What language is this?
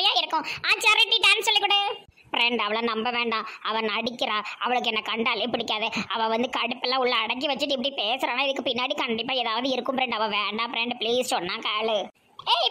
Thai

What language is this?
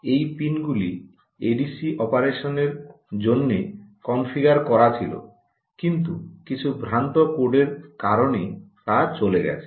Bangla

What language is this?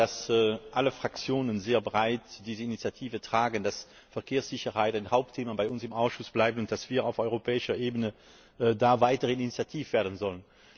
German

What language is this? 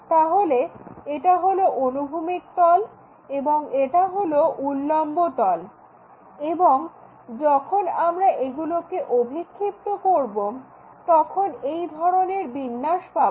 Bangla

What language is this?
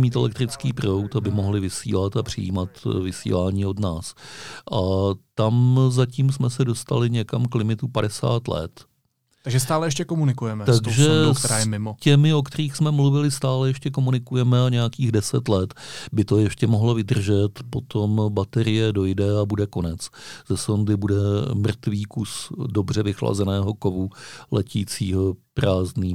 Czech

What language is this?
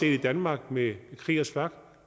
Danish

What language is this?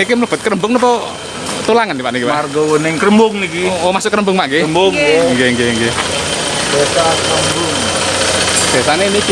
Indonesian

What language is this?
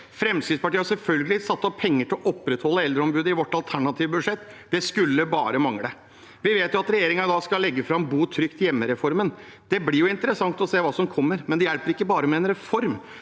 Norwegian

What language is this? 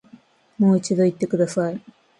Japanese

